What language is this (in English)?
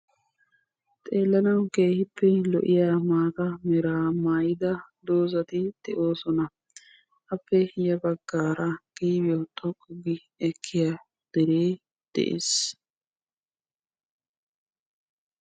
Wolaytta